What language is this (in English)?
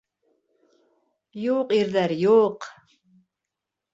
Bashkir